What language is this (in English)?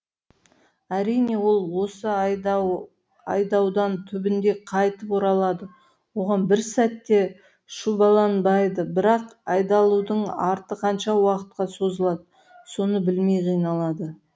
Kazakh